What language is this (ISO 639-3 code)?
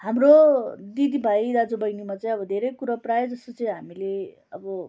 nep